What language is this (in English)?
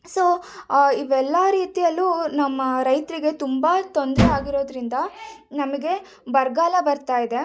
Kannada